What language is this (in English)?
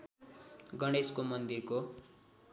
Nepali